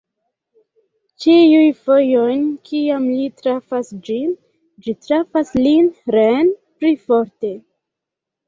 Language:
Esperanto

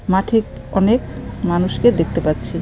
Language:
Bangla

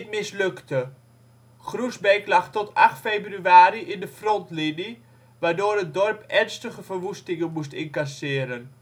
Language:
Dutch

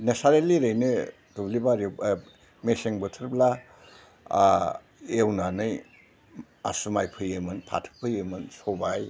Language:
Bodo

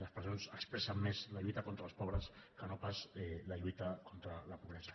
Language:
Catalan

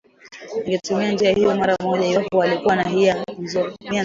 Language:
Swahili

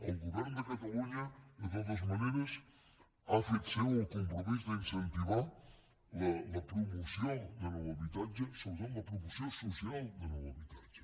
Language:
Catalan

